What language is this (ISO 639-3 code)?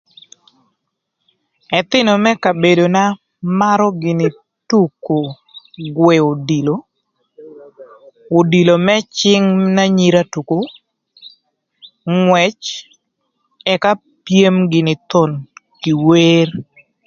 lth